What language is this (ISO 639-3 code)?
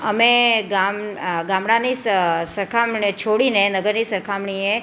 guj